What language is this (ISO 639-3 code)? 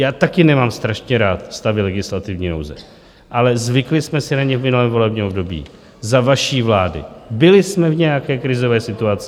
ces